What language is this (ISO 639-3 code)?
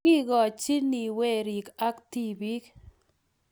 kln